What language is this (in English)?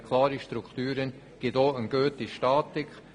Swiss German